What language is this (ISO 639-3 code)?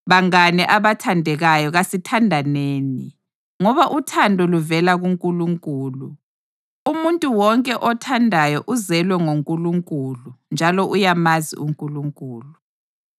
nde